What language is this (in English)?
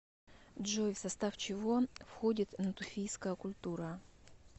Russian